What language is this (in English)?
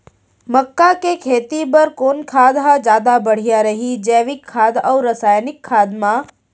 Chhattisgarhi